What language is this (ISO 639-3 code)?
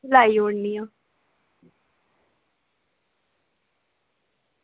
doi